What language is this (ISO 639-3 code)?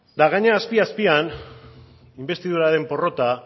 eus